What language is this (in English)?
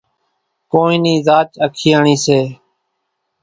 Kachi Koli